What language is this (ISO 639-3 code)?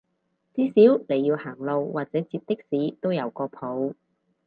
yue